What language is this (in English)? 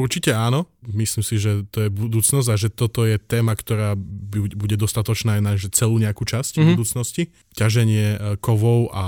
Slovak